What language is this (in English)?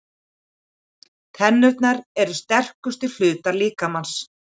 Icelandic